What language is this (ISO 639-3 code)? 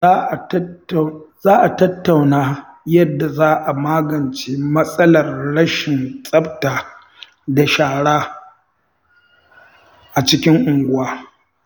hau